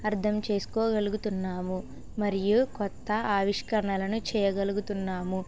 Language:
Telugu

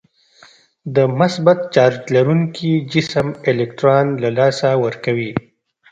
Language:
Pashto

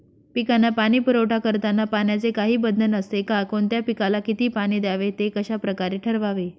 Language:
Marathi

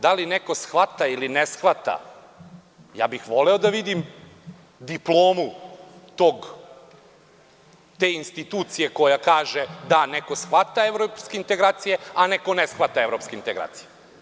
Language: Serbian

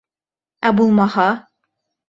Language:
Bashkir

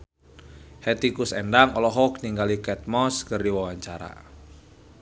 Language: Sundanese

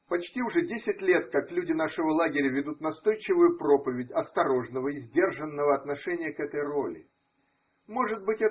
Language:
Russian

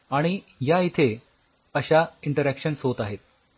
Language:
Marathi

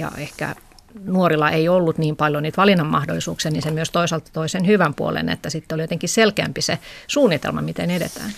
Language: Finnish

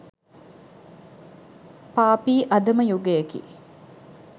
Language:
Sinhala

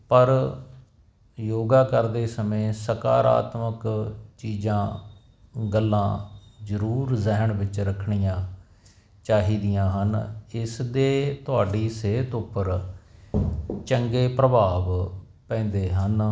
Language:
Punjabi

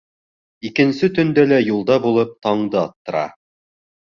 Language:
Bashkir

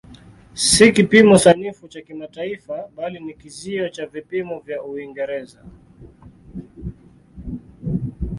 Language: Swahili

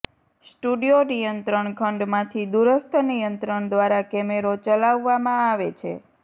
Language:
Gujarati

